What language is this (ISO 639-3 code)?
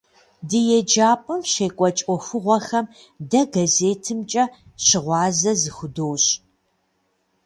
kbd